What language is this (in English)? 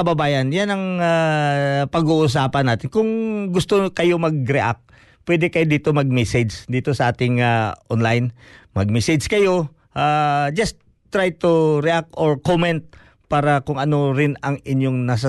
Filipino